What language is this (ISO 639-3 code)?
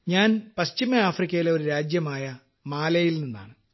mal